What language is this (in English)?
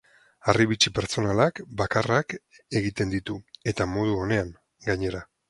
Basque